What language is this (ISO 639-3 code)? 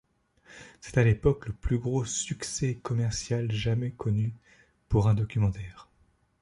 fra